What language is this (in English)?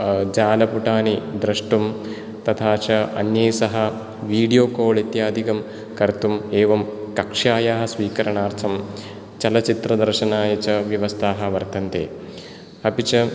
Sanskrit